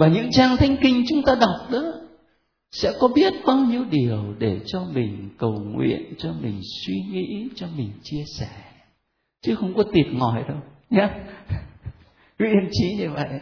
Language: Vietnamese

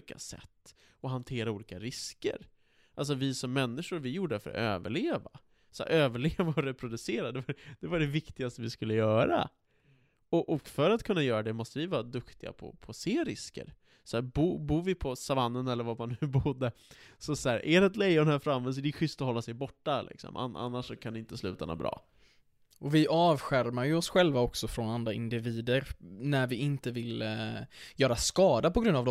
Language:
Swedish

